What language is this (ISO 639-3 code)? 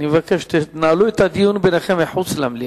heb